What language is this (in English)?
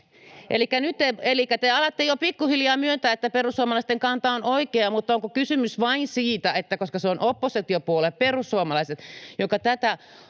Finnish